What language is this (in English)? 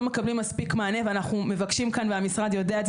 Hebrew